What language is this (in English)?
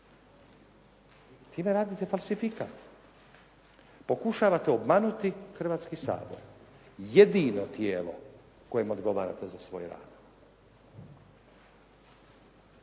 Croatian